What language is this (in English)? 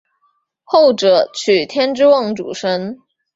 Chinese